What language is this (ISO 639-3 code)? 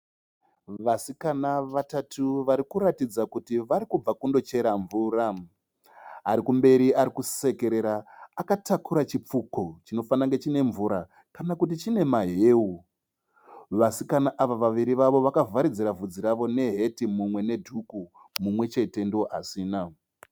sna